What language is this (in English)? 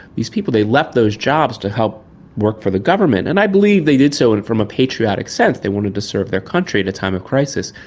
English